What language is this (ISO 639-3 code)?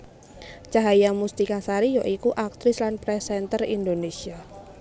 jav